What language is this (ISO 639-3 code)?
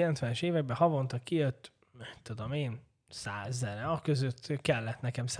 hun